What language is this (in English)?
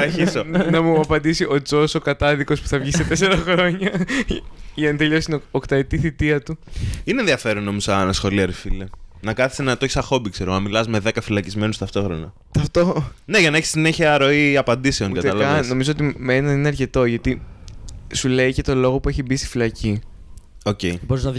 Greek